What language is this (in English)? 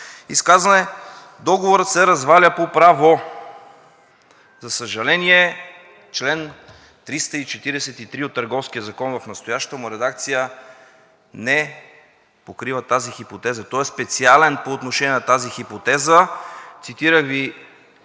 Bulgarian